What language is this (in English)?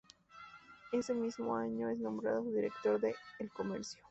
Spanish